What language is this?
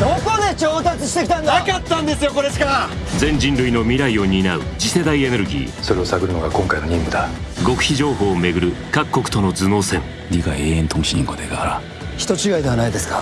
Japanese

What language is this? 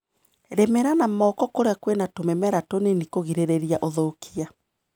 Kikuyu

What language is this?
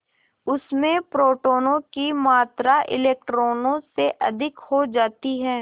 Hindi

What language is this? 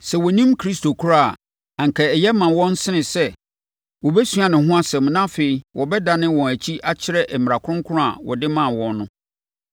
Akan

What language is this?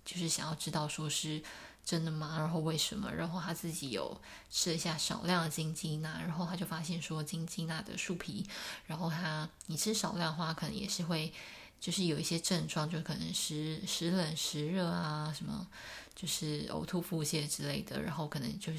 Chinese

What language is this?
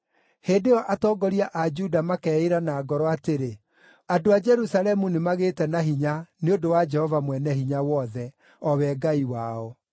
Kikuyu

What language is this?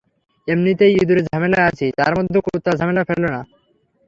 Bangla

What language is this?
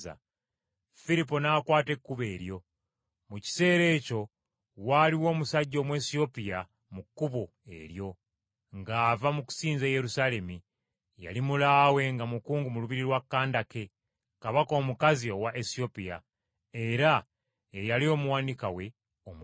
Ganda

